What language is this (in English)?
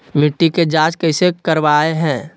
Magahi